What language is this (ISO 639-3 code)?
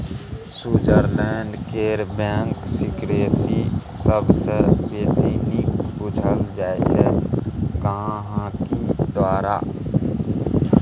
mai